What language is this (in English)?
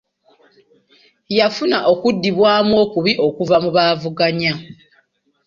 Ganda